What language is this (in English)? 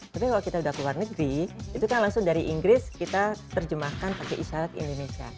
Indonesian